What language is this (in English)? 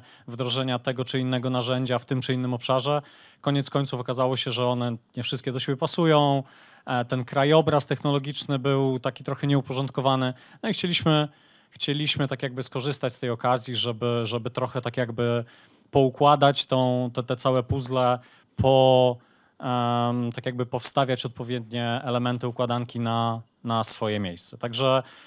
Polish